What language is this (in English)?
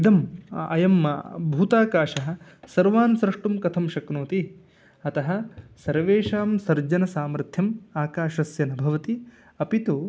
Sanskrit